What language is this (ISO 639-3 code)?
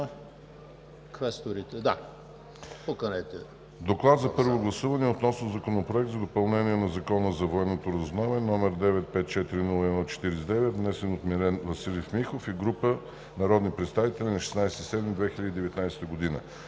bul